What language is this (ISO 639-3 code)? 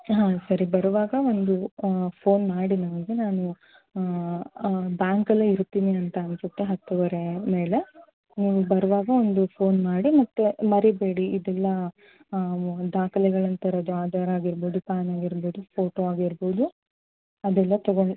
kan